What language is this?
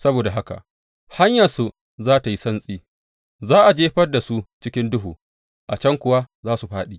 Hausa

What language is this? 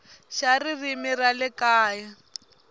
Tsonga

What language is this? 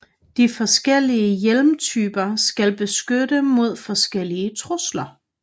Danish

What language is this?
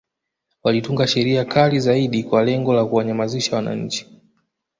Swahili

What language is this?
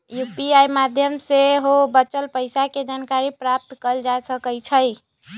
Magahi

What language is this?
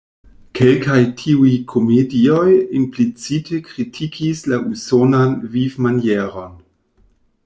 Esperanto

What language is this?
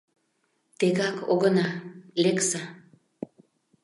Mari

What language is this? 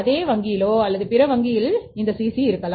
Tamil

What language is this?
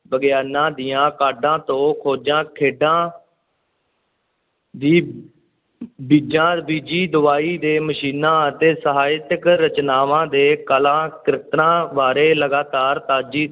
Punjabi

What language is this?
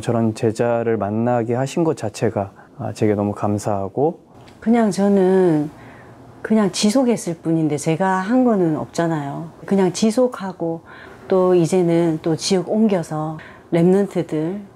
Korean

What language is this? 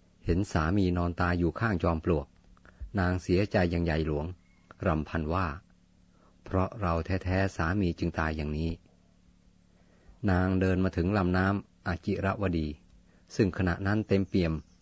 Thai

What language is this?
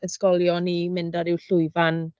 Welsh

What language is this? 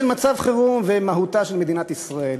Hebrew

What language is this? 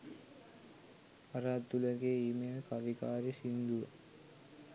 Sinhala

